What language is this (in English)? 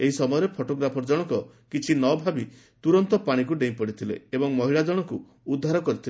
Odia